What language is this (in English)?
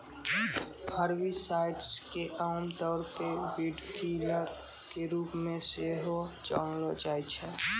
Maithili